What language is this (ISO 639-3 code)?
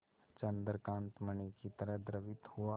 hin